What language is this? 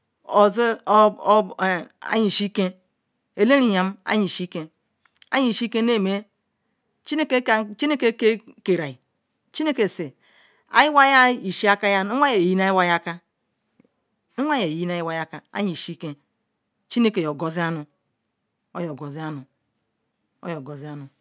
Ikwere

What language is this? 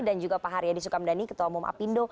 Indonesian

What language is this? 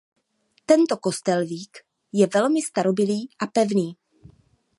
Czech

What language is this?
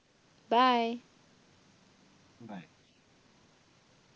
Assamese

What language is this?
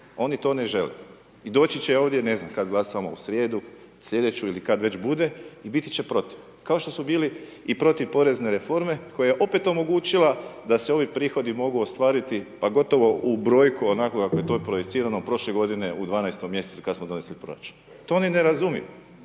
Croatian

